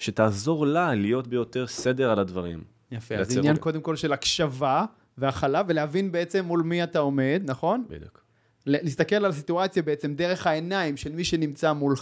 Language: Hebrew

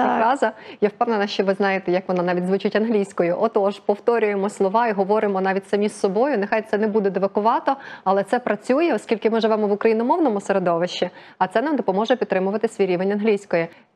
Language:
Ukrainian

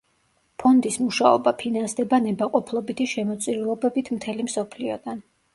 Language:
Georgian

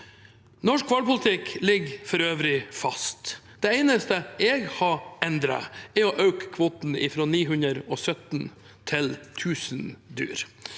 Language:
Norwegian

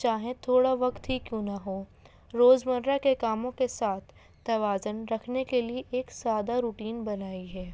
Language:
Urdu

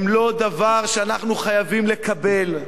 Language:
Hebrew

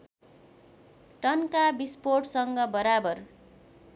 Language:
Nepali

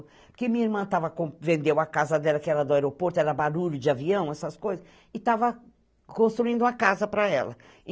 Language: Portuguese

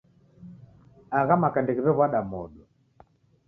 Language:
Taita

